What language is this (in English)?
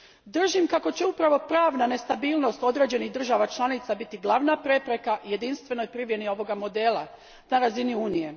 Croatian